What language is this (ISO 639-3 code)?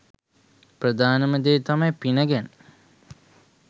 sin